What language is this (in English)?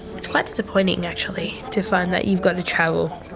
English